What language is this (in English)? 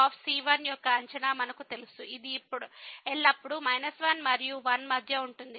Telugu